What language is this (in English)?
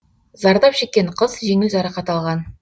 Kazakh